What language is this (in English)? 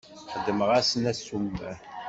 Kabyle